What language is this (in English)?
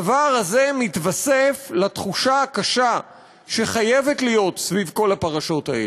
Hebrew